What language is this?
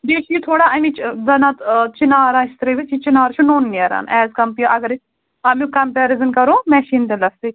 Kashmiri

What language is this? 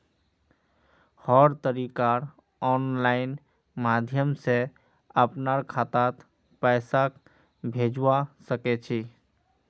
Magahi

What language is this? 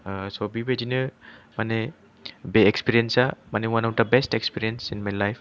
Bodo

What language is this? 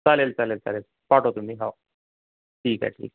Marathi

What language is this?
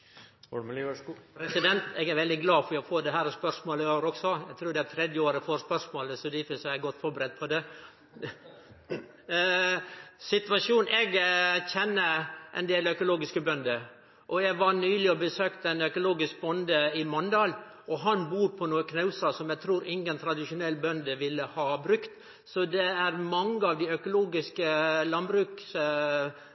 Norwegian Nynorsk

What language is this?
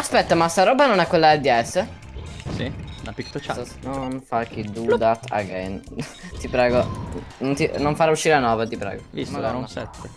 Italian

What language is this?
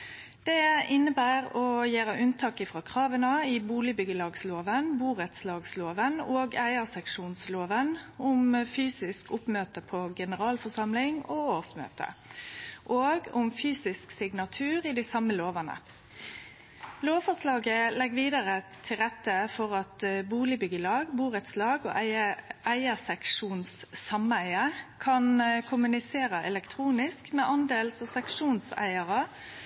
Norwegian Nynorsk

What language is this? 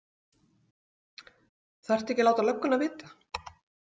Icelandic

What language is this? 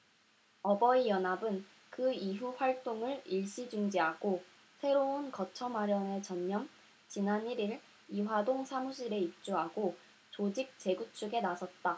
Korean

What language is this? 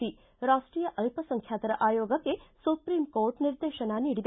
Kannada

